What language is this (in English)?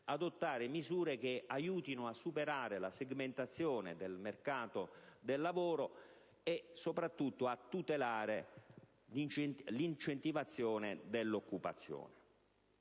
Italian